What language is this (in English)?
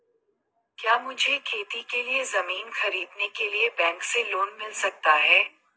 Hindi